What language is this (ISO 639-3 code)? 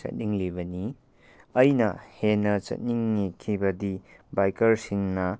mni